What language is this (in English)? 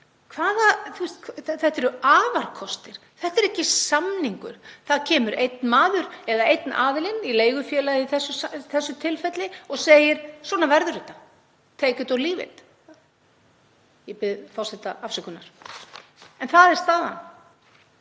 Icelandic